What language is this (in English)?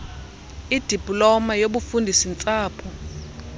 Xhosa